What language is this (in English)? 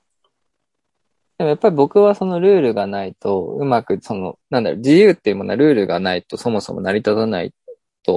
Japanese